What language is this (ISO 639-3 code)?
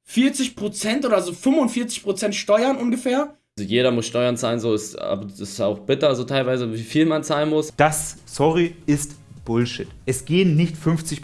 deu